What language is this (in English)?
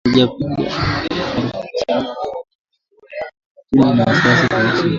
Swahili